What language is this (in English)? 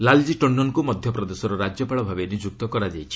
Odia